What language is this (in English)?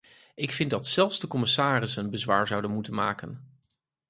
Dutch